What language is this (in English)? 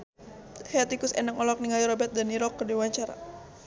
Sundanese